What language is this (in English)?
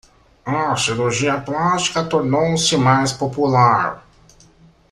Portuguese